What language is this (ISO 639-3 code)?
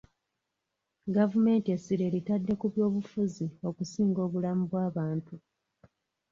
lug